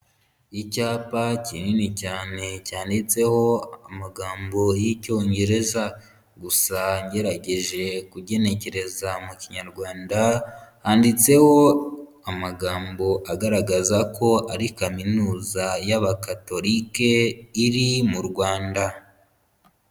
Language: Kinyarwanda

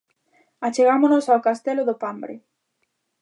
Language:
Galician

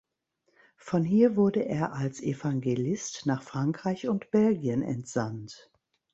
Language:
German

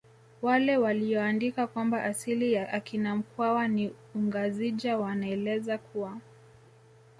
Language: Swahili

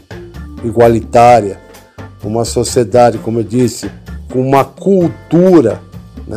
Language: Portuguese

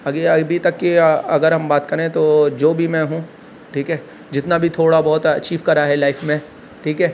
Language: Urdu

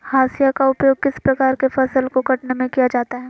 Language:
Magahi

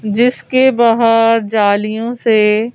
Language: Hindi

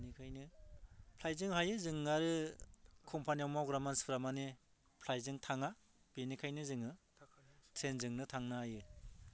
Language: Bodo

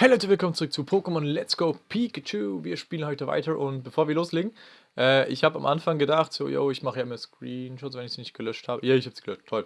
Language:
German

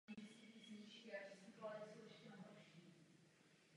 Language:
Czech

